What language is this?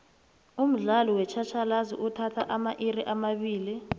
South Ndebele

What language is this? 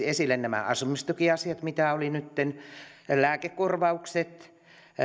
Finnish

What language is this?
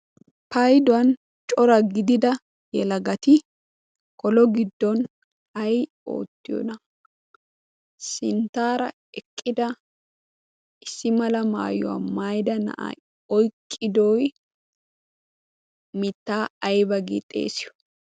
Wolaytta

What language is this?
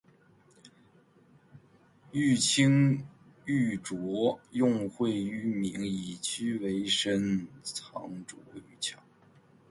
Chinese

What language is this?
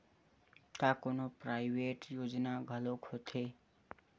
Chhattisgarhi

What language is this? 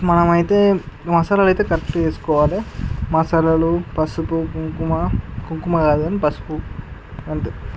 Telugu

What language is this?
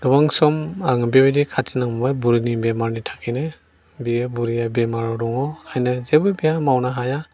Bodo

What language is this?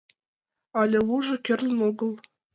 Mari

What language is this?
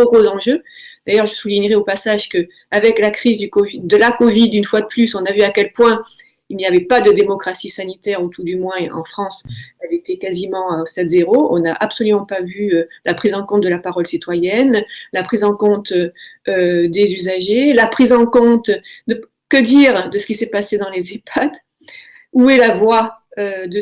French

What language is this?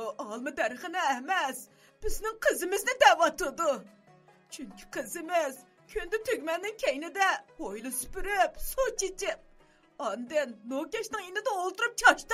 Turkish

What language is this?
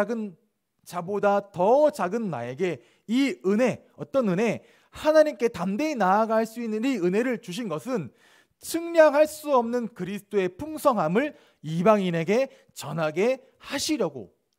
Korean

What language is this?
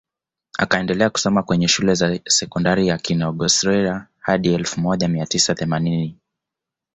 Swahili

